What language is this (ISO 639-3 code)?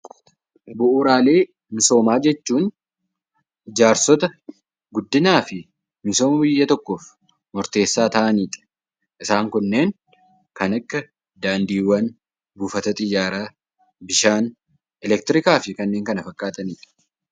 orm